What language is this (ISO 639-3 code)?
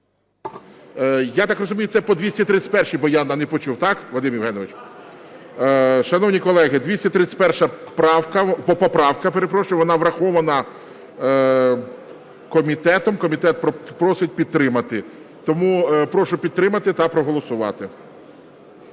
ukr